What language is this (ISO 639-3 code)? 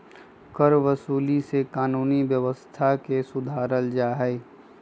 mag